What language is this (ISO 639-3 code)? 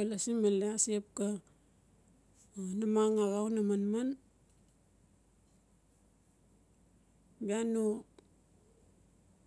ncf